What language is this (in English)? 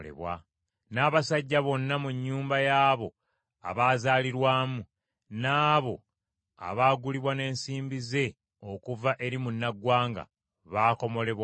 Ganda